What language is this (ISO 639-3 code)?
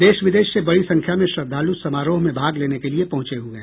hin